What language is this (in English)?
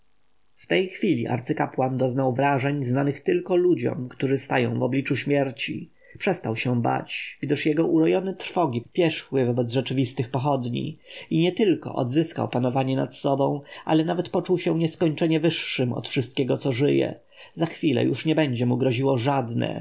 Polish